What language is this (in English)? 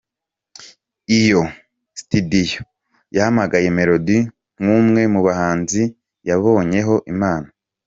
Kinyarwanda